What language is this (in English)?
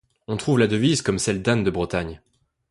French